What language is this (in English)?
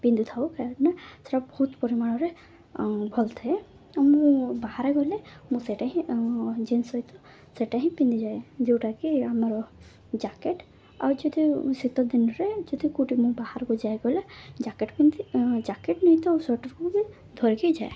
Odia